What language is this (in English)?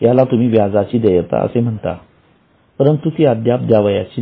Marathi